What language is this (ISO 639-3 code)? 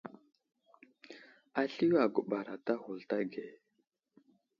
udl